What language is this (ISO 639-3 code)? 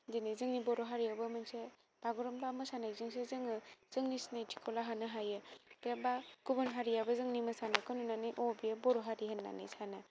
brx